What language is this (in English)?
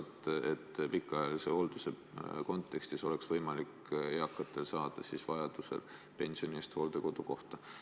Estonian